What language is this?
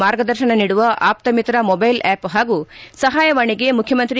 Kannada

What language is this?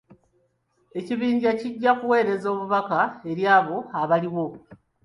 Ganda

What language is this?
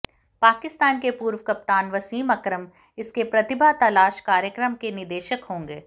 Hindi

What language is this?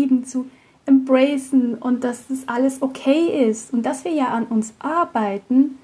German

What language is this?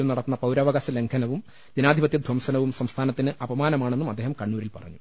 Malayalam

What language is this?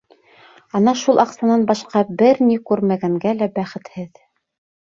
Bashkir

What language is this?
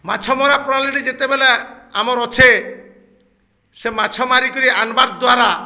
Odia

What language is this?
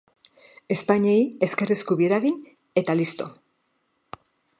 Basque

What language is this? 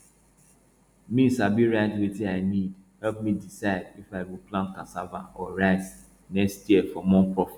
Nigerian Pidgin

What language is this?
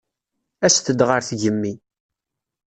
Kabyle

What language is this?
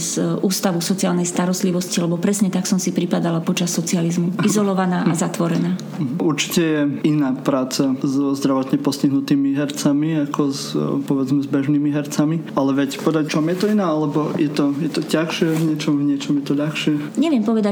Slovak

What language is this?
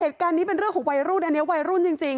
Thai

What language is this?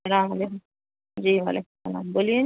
Urdu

